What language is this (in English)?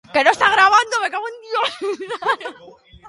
Basque